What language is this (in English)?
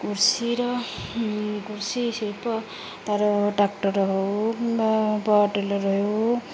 Odia